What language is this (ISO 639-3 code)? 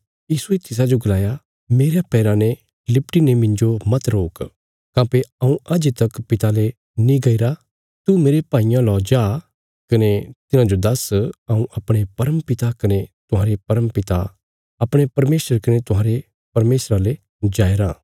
kfs